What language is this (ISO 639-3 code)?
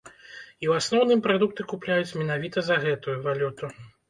bel